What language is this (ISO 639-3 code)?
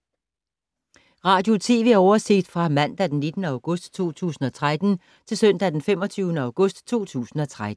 dan